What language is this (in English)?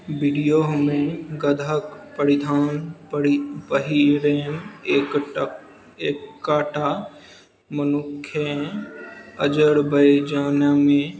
Maithili